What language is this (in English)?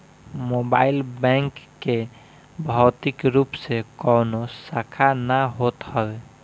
Bhojpuri